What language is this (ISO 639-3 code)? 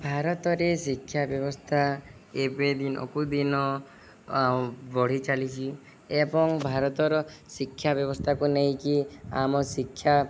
ori